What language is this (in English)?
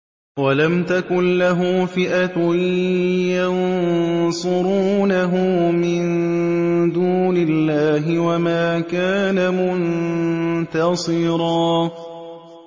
Arabic